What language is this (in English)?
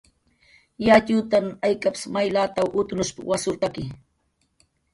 Jaqaru